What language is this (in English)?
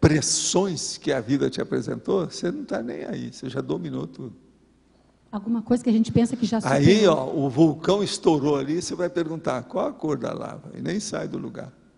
Portuguese